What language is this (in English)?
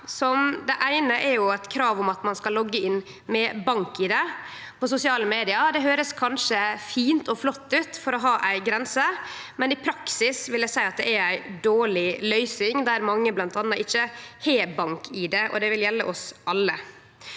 Norwegian